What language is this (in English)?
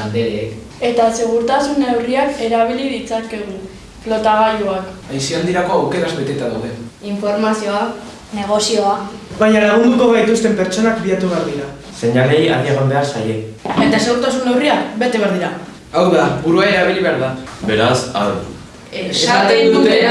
Spanish